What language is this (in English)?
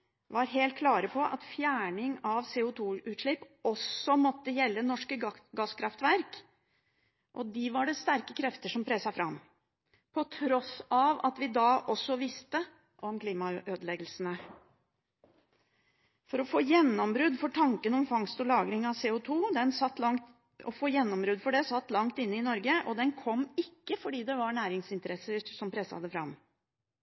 Norwegian Bokmål